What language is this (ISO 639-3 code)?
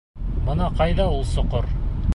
bak